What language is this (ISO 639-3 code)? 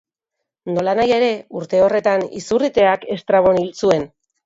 eus